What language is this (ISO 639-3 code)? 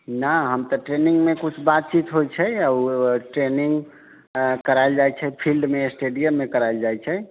mai